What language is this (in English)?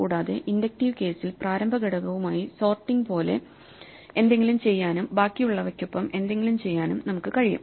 Malayalam